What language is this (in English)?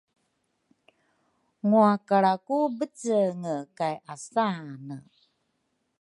Rukai